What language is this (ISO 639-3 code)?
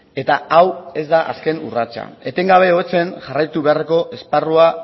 eus